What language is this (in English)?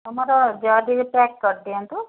Odia